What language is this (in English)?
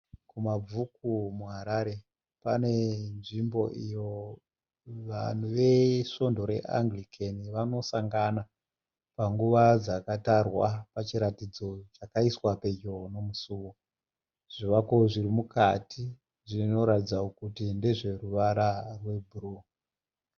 Shona